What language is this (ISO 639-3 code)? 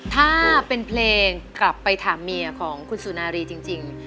tha